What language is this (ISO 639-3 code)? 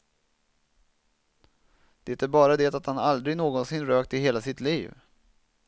swe